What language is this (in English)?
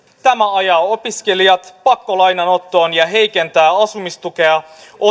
Finnish